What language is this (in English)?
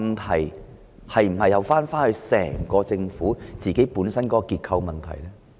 Cantonese